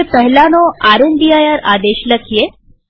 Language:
Gujarati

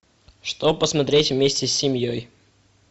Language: Russian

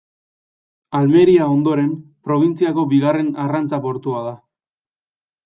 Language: Basque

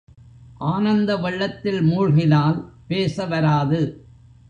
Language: Tamil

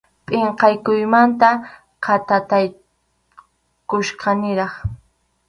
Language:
Arequipa-La Unión Quechua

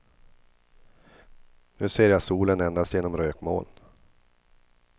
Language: Swedish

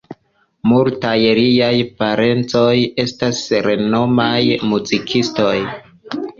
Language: Esperanto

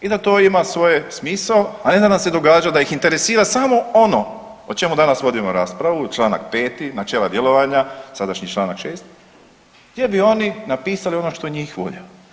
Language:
Croatian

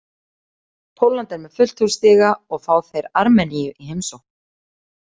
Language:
Icelandic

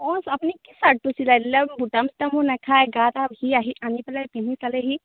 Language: Assamese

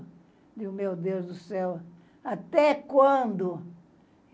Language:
Portuguese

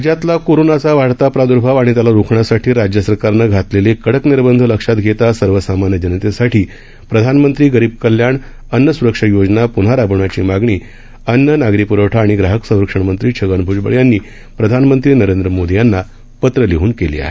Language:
Marathi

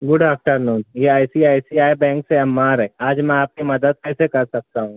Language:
Urdu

